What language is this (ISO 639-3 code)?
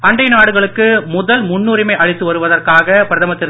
tam